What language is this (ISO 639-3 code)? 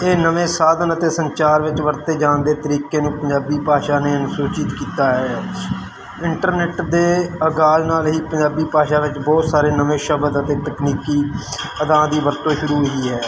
pan